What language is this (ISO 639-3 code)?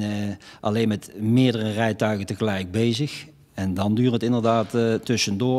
nld